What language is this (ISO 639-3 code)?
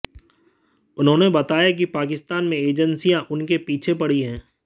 hin